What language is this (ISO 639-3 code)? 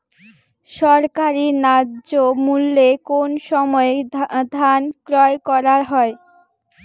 ben